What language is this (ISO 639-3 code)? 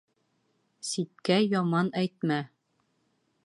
bak